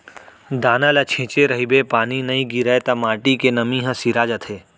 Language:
Chhattisgarhi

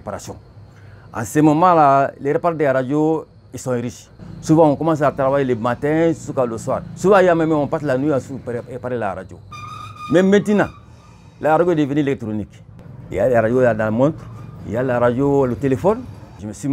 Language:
French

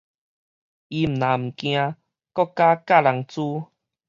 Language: Min Nan Chinese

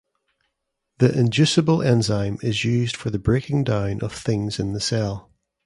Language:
English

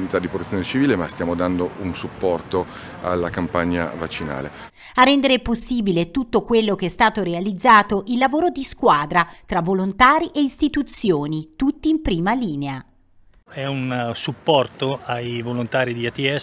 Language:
Italian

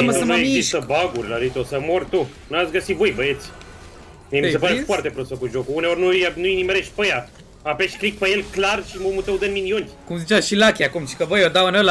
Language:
Romanian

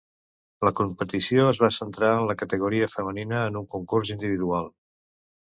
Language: Catalan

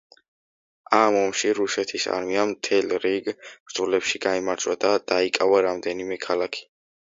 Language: Georgian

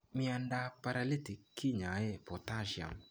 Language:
Kalenjin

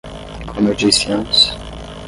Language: Portuguese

